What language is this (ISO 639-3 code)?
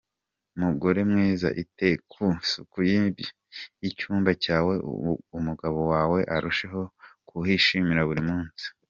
kin